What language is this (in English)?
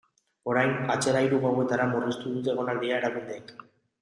Basque